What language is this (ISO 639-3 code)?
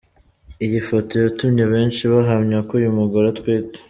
kin